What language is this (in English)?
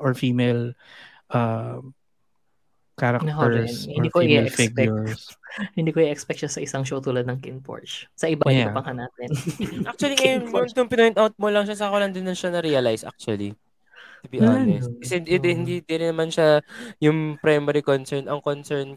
Filipino